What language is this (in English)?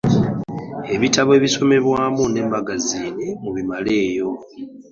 Ganda